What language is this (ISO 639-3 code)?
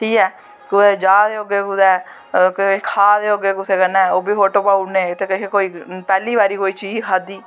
doi